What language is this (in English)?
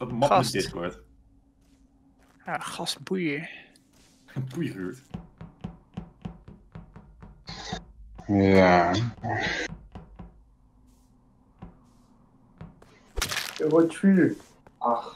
Dutch